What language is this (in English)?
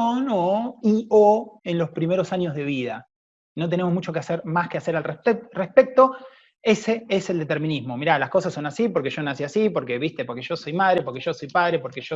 Spanish